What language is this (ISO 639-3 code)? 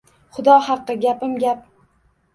uzb